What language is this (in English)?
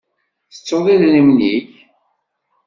Kabyle